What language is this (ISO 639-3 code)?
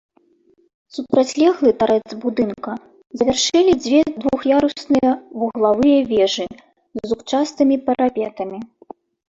bel